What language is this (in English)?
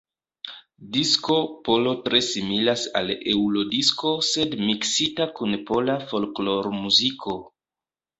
Esperanto